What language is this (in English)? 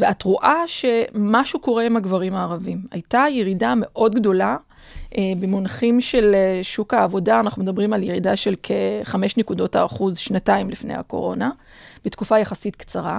Hebrew